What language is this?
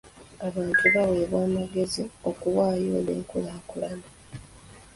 Ganda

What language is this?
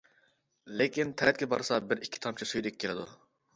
Uyghur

